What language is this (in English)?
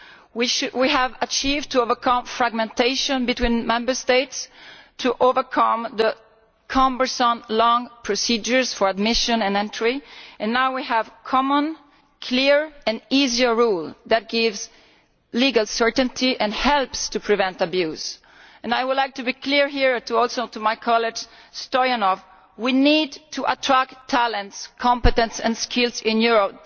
English